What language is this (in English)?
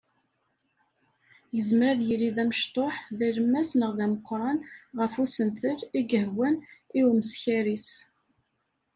Kabyle